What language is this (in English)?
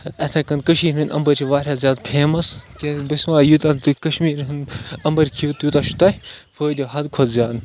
Kashmiri